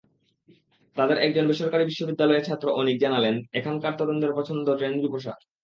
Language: Bangla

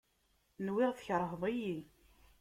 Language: Kabyle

